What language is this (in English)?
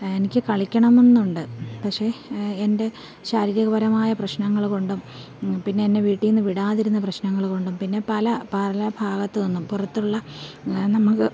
Malayalam